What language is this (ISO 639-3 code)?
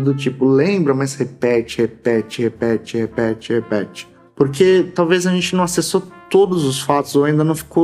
por